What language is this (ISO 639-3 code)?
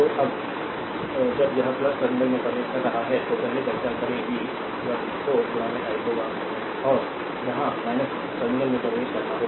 hin